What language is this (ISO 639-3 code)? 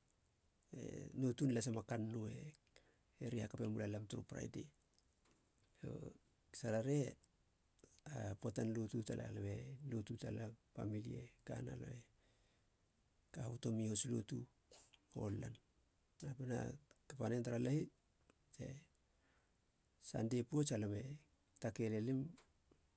hla